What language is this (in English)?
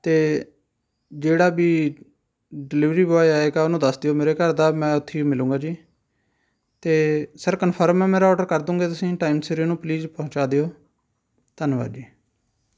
Punjabi